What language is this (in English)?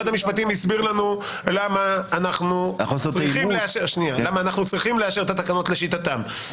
Hebrew